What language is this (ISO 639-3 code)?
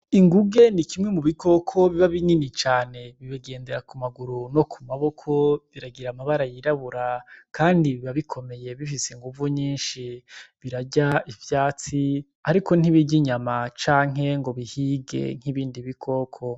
run